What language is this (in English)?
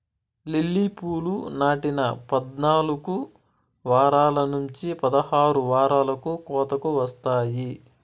Telugu